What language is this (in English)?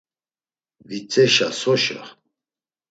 Laz